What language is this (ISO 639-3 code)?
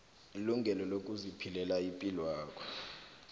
nbl